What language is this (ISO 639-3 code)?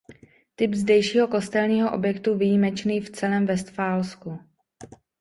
ces